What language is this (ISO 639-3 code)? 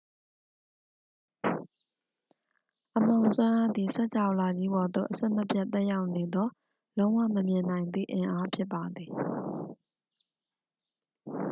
mya